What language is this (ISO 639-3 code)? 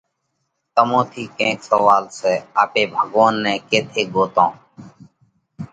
kvx